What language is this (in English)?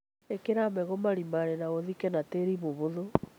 Kikuyu